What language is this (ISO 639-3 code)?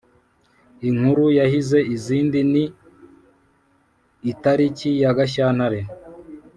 kin